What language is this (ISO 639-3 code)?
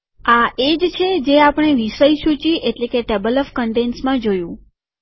guj